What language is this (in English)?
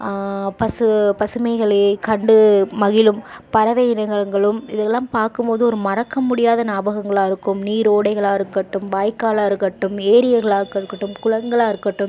Tamil